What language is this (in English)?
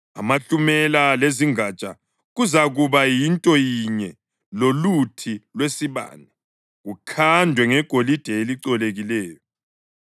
North Ndebele